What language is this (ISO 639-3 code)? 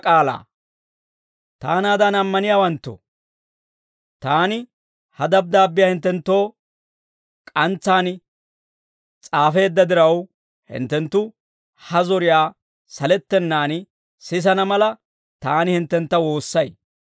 dwr